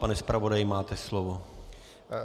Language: Czech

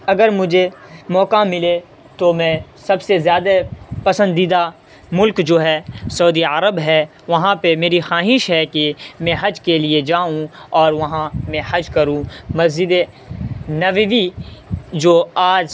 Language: Urdu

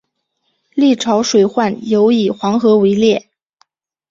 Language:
Chinese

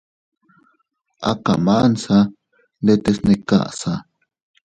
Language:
Teutila Cuicatec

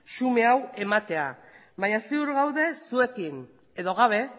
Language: Basque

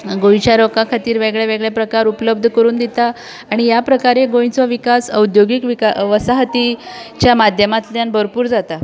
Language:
Konkani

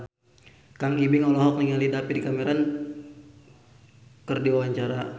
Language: Sundanese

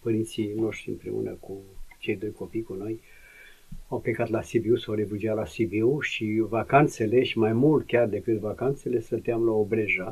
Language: Romanian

